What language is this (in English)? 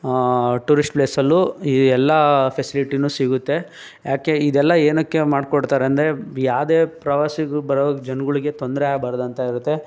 Kannada